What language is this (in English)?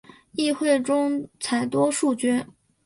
Chinese